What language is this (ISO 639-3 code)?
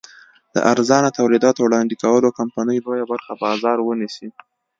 pus